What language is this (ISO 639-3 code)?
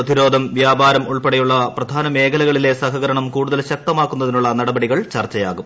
mal